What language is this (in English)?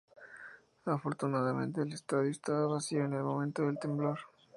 Spanish